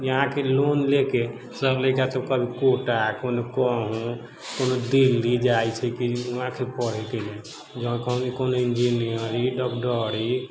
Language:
Maithili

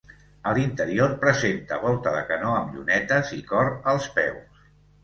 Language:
Catalan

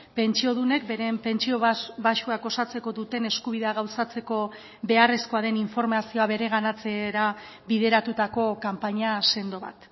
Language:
Basque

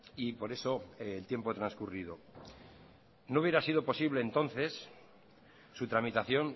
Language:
Spanish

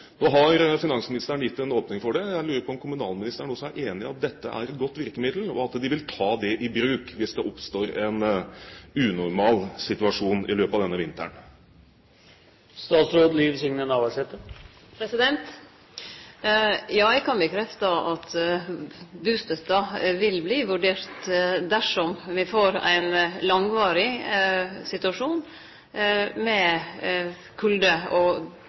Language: Norwegian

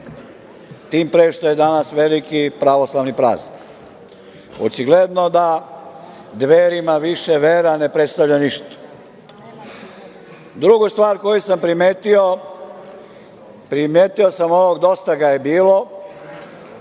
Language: Serbian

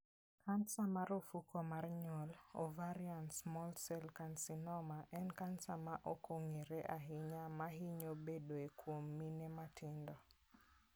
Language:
Luo (Kenya and Tanzania)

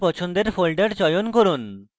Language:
Bangla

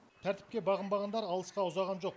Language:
Kazakh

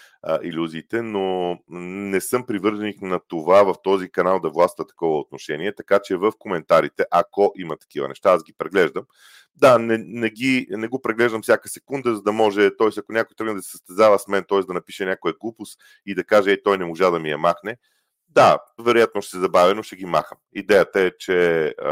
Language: Bulgarian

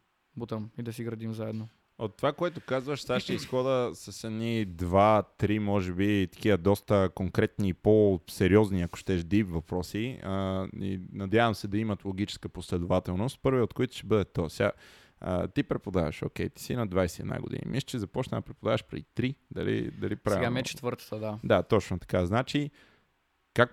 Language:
Bulgarian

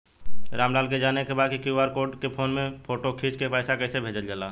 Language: Bhojpuri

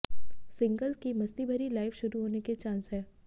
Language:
Hindi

